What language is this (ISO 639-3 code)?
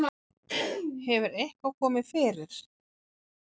isl